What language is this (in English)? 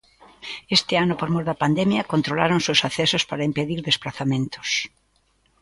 Galician